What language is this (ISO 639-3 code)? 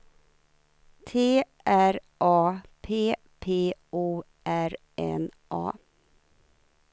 swe